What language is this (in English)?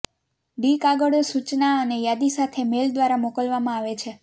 Gujarati